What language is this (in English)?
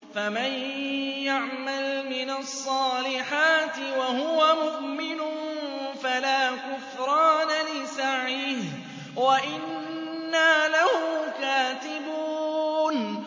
Arabic